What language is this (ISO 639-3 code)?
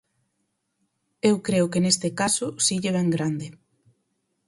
glg